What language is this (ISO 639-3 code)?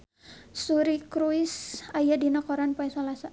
sun